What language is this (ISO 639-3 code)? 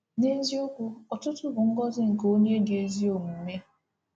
ibo